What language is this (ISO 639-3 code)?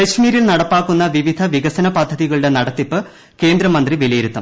mal